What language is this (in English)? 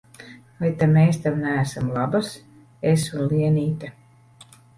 Latvian